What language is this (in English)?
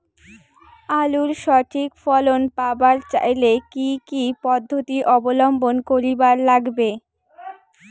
Bangla